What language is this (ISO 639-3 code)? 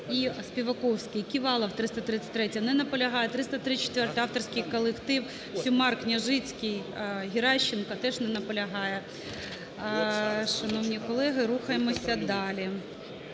ukr